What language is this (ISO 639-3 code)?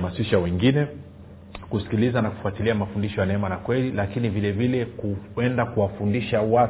swa